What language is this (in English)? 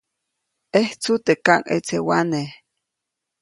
Copainalá Zoque